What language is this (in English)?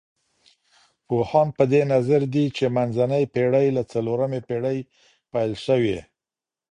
Pashto